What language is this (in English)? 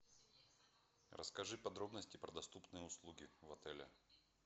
Russian